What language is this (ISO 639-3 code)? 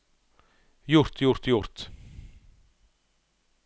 nor